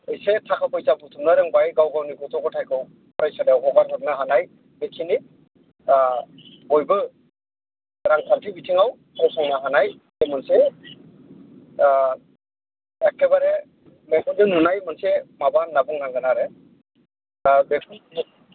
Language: Bodo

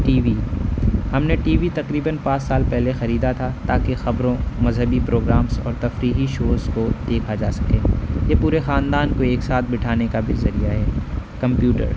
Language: Urdu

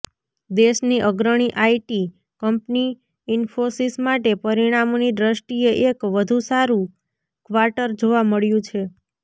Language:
Gujarati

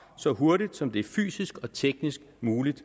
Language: Danish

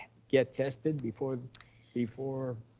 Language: English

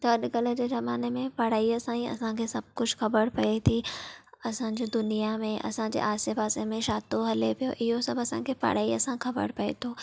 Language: Sindhi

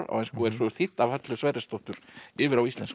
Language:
Icelandic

